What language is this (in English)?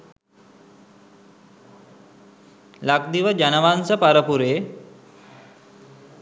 Sinhala